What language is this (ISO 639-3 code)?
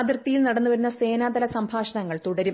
mal